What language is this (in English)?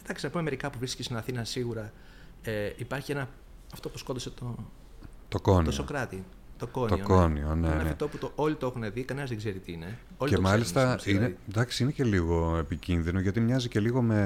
Greek